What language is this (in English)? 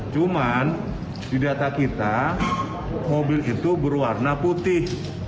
Indonesian